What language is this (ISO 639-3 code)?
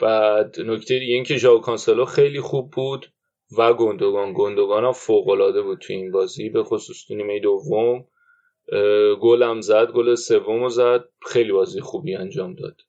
fas